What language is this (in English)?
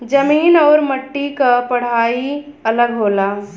Bhojpuri